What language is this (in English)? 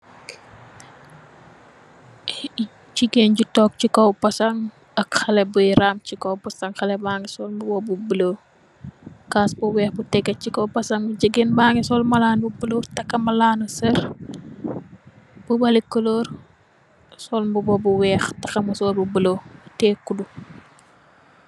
Wolof